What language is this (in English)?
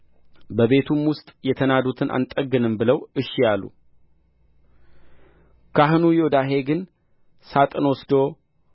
Amharic